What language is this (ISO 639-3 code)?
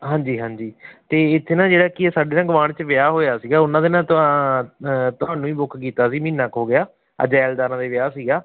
pan